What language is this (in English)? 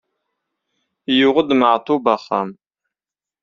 Kabyle